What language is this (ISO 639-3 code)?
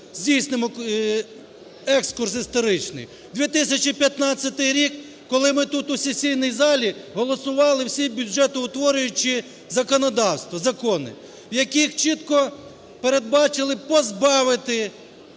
ukr